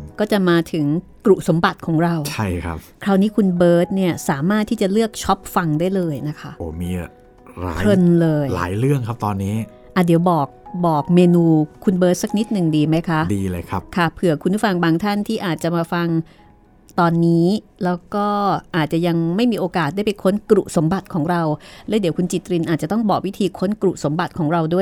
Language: Thai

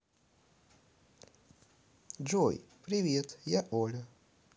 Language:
Russian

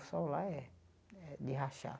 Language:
Portuguese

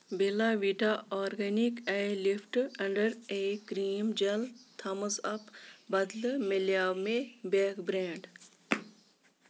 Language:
Kashmiri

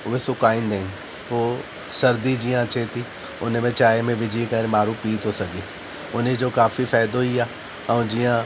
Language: Sindhi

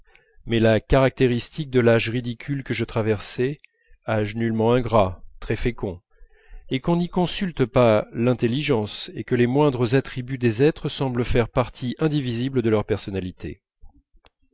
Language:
French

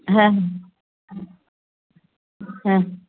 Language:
Marathi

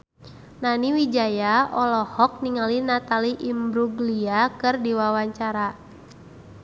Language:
Sundanese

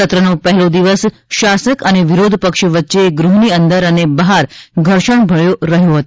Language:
Gujarati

